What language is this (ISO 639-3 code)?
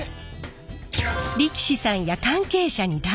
jpn